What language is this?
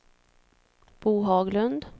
Swedish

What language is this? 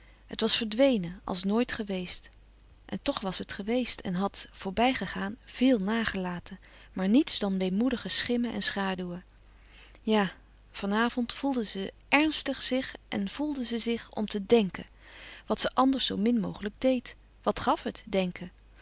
Dutch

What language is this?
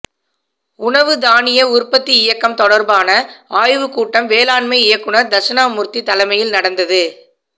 Tamil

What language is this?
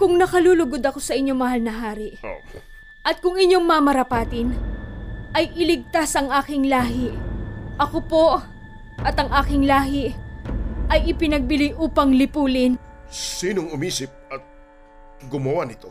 Filipino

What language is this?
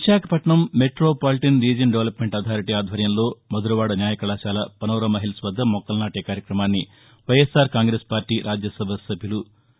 Telugu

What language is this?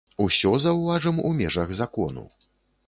Belarusian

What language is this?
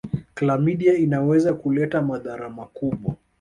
Swahili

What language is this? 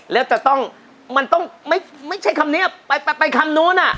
Thai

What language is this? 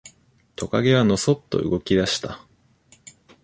Japanese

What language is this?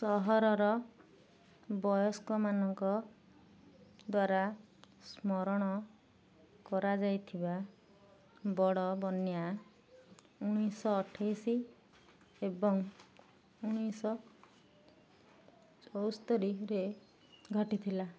Odia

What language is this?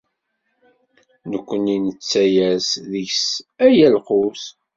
Kabyle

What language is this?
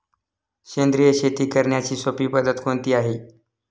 Marathi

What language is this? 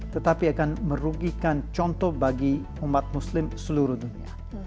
Indonesian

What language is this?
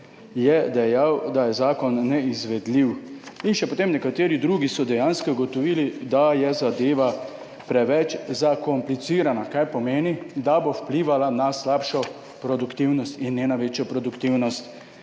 Slovenian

